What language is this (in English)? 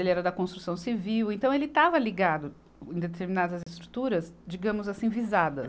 Portuguese